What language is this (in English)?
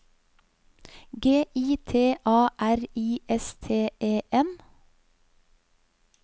Norwegian